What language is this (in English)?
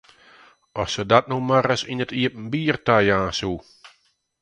Western Frisian